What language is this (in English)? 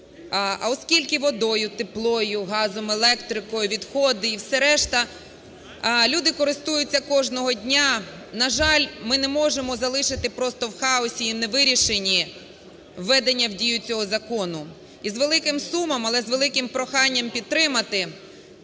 Ukrainian